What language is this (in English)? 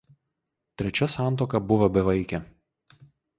Lithuanian